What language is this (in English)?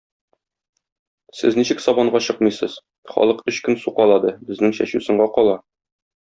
Tatar